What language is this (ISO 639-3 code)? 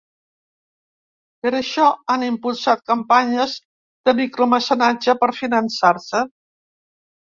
cat